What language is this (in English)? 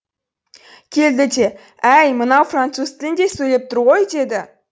Kazakh